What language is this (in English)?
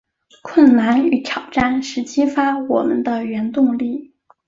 Chinese